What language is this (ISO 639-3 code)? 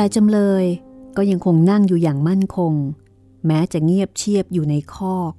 tha